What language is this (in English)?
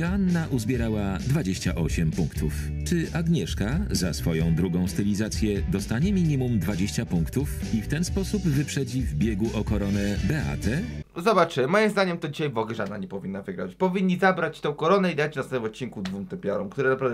Polish